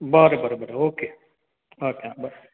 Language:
Konkani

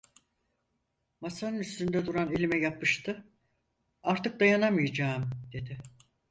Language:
Turkish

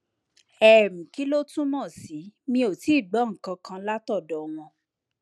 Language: Yoruba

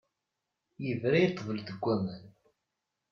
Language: Kabyle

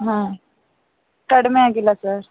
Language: Kannada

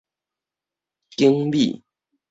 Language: Min Nan Chinese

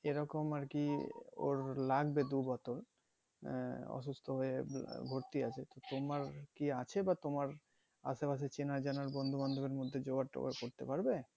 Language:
Bangla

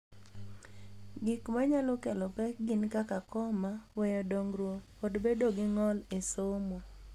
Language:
Luo (Kenya and Tanzania)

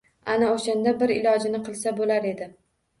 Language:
Uzbek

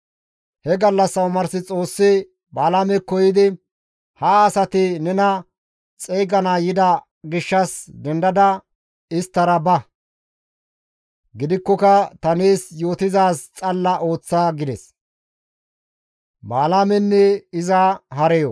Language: Gamo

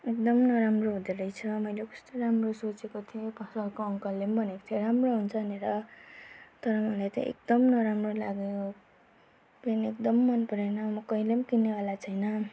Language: Nepali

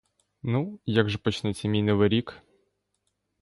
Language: Ukrainian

